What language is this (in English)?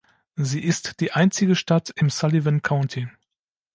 German